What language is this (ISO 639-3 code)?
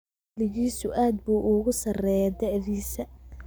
som